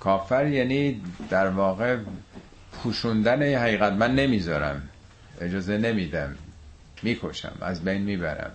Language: Persian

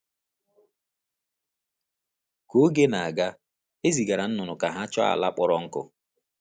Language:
Igbo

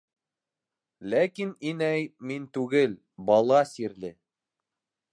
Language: Bashkir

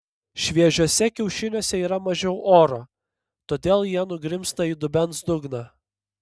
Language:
Lithuanian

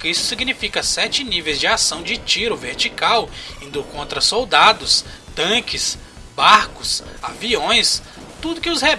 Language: Portuguese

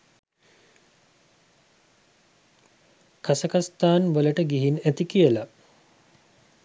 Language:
Sinhala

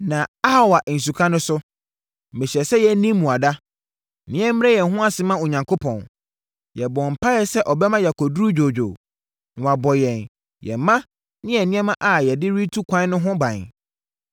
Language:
Akan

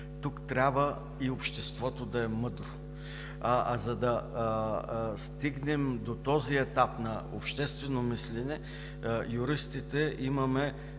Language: Bulgarian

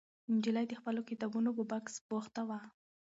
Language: Pashto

